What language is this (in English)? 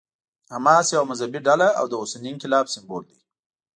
Pashto